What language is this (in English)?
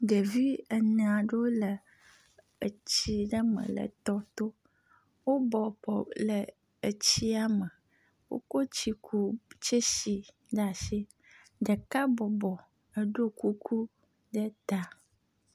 Ewe